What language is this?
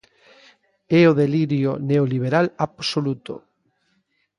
Galician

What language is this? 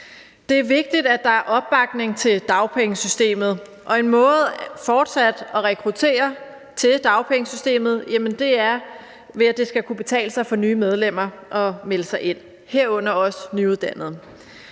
Danish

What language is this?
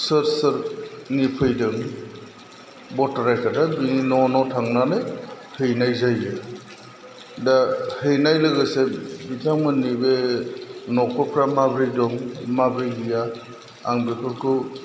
Bodo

